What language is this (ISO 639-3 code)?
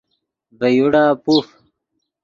ydg